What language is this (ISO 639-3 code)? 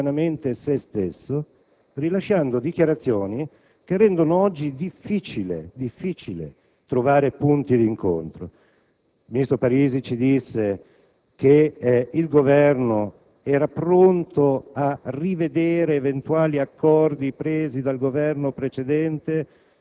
ita